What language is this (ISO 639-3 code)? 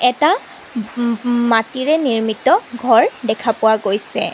asm